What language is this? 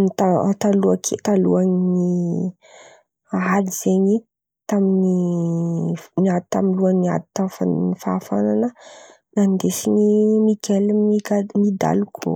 Antankarana Malagasy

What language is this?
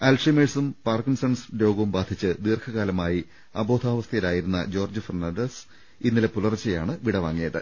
Malayalam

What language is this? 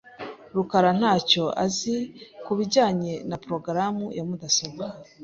Kinyarwanda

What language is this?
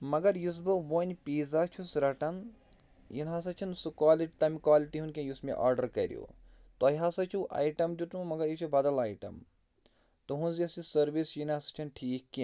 Kashmiri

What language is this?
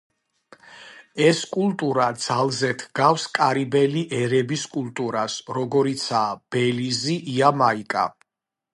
Georgian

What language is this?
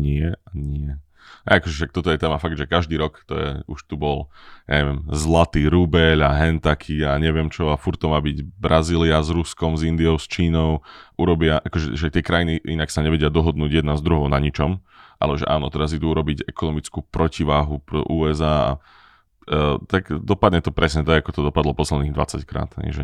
Slovak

